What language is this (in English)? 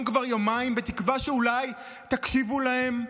Hebrew